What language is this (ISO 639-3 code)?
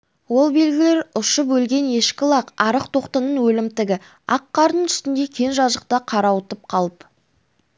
kaz